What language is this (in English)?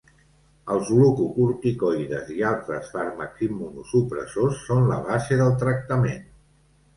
Catalan